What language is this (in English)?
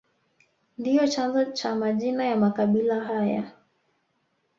Swahili